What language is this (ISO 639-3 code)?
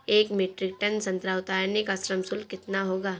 hin